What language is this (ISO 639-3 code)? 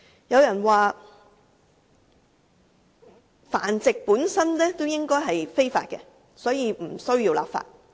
yue